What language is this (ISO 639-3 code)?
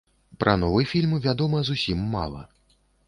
bel